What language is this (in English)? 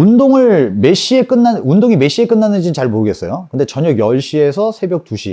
Korean